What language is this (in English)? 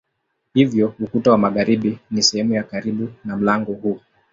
Swahili